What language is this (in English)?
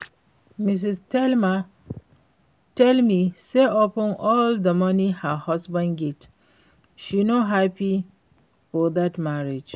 Nigerian Pidgin